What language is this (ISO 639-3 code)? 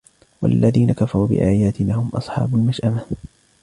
ara